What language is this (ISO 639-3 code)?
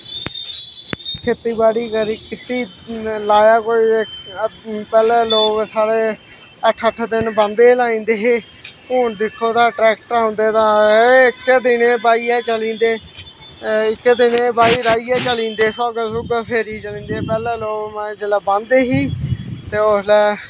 doi